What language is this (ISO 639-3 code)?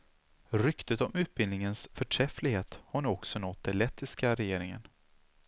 swe